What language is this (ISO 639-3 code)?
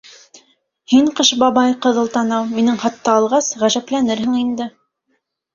bak